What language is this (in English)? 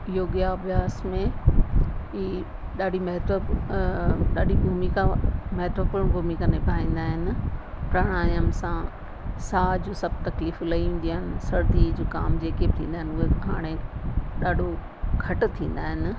Sindhi